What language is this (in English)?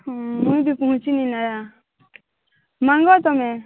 Odia